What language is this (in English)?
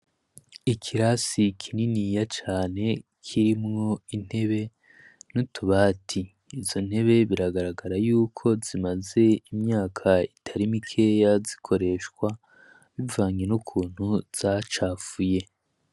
Rundi